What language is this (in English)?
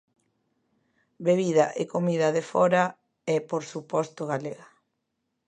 Galician